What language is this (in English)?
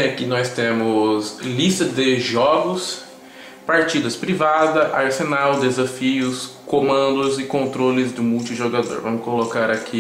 Portuguese